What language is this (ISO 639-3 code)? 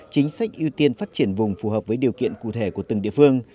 vie